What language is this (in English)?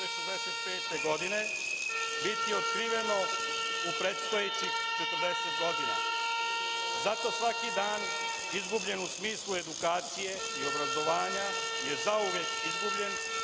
Serbian